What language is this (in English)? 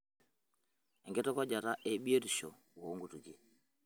Masai